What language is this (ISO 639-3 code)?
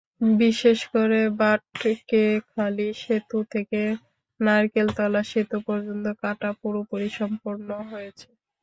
ben